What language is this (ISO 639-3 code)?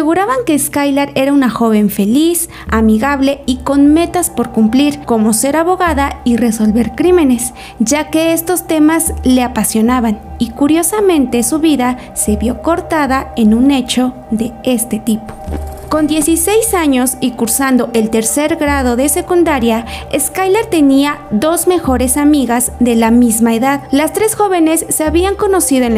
spa